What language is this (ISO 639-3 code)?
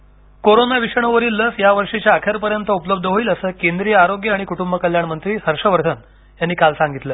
mar